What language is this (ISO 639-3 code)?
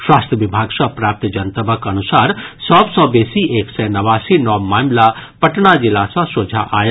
mai